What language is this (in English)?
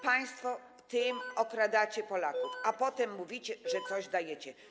Polish